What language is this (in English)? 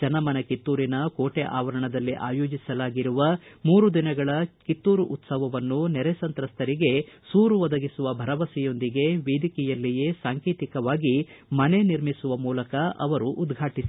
Kannada